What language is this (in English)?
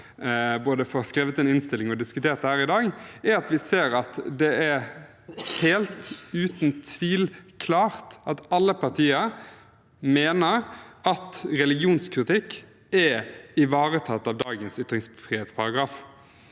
Norwegian